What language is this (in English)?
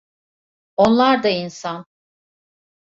Turkish